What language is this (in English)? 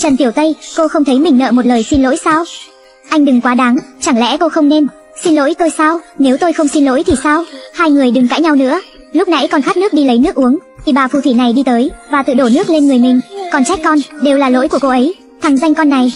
Vietnamese